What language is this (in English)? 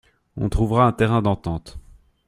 French